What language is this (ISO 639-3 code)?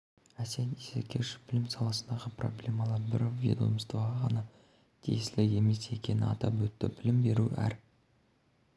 kaz